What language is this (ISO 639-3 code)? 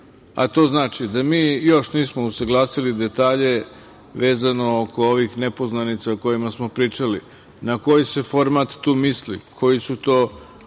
srp